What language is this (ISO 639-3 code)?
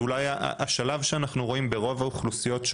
heb